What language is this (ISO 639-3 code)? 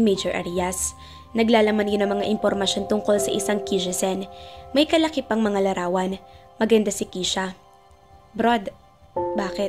fil